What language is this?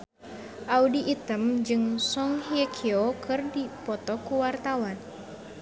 Sundanese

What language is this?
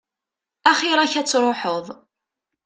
Kabyle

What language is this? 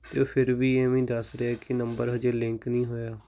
Punjabi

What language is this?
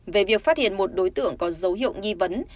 Vietnamese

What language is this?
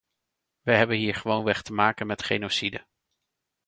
Dutch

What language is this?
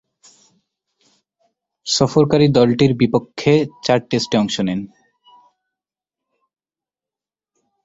Bangla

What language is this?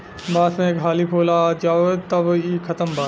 Bhojpuri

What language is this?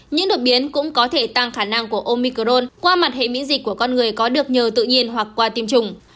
Vietnamese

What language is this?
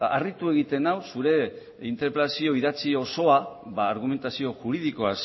Basque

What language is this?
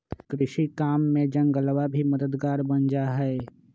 Magahi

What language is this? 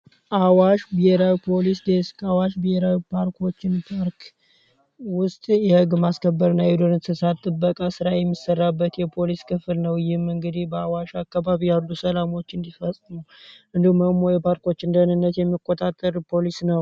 Amharic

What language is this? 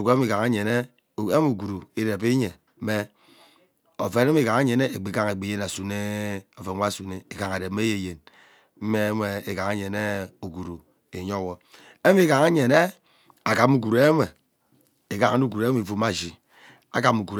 Ubaghara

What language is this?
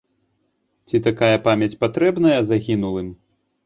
Belarusian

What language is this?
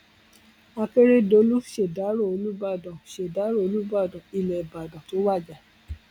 Yoruba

